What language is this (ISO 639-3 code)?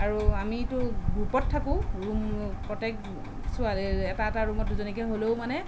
asm